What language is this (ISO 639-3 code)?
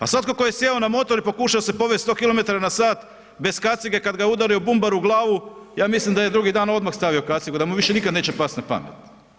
hrv